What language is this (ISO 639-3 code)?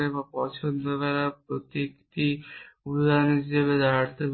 ben